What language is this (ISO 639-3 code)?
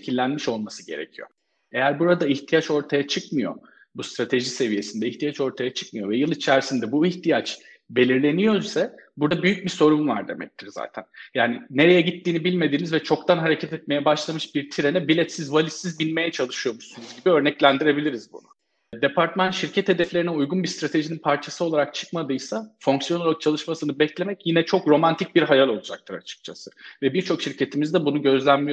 tur